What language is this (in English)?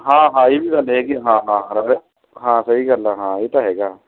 Punjabi